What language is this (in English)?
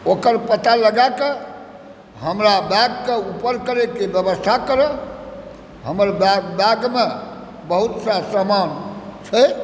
Maithili